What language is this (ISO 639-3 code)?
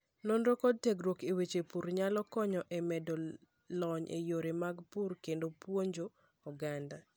luo